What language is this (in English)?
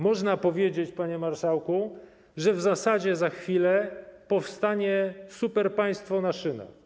Polish